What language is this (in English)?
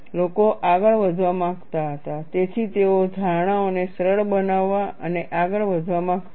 Gujarati